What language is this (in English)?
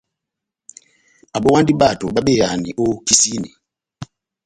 Batanga